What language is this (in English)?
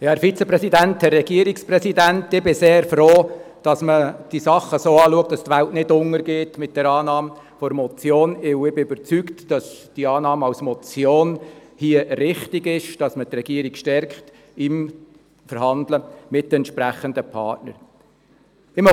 Swiss German